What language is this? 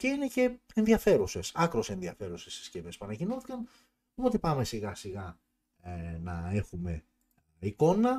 Greek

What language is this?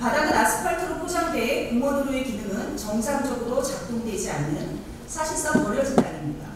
Korean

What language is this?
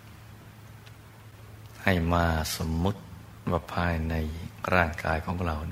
Thai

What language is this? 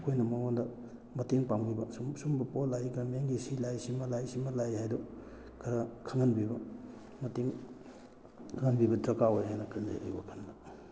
Manipuri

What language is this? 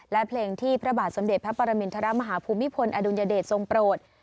Thai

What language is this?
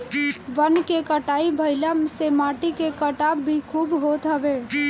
Bhojpuri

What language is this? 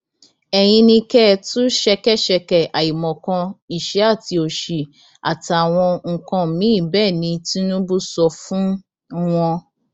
Yoruba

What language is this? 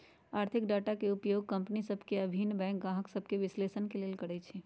Magahi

